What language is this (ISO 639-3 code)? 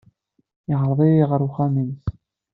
kab